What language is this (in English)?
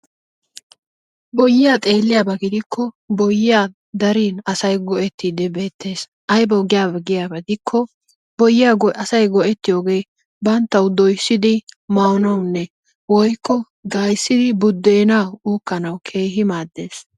Wolaytta